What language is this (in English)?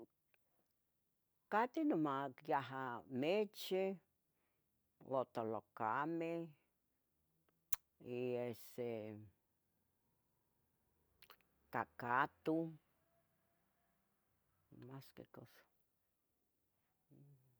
Tetelcingo Nahuatl